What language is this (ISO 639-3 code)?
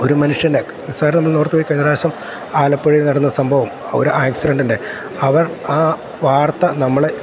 mal